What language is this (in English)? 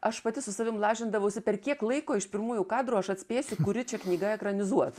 Lithuanian